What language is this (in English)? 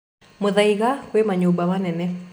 Kikuyu